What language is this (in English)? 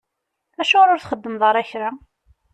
Kabyle